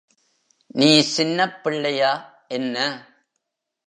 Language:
Tamil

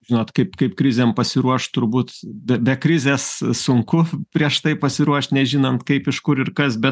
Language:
Lithuanian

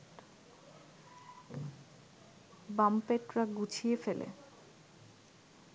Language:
Bangla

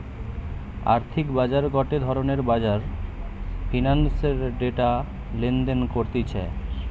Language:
Bangla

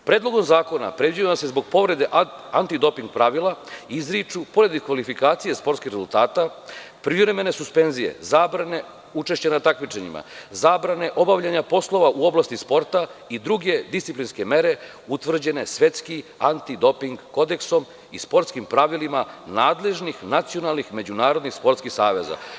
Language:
Serbian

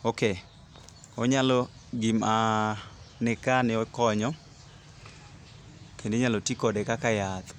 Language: Luo (Kenya and Tanzania)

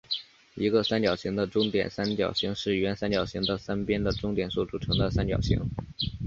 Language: Chinese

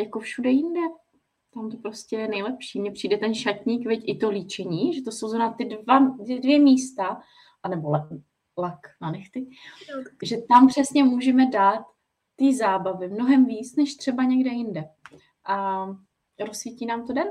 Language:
Czech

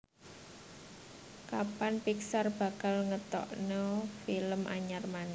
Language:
Javanese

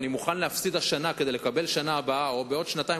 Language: Hebrew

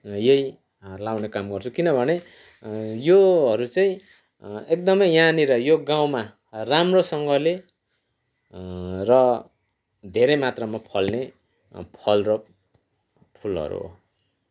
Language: Nepali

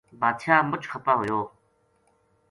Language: Gujari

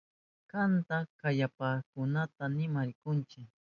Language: Southern Pastaza Quechua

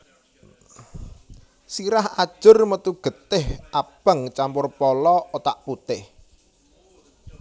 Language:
Javanese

